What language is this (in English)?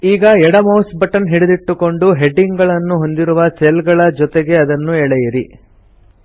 Kannada